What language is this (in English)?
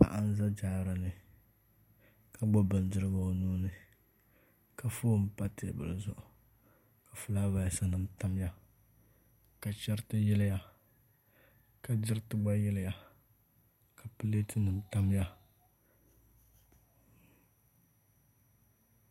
Dagbani